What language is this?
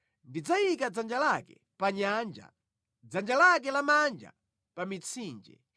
Nyanja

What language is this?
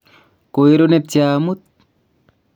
Kalenjin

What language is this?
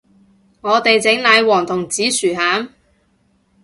Cantonese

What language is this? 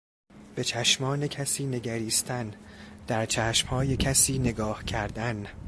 Persian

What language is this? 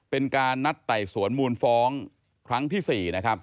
Thai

